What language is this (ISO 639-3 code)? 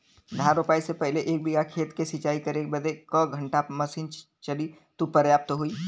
bho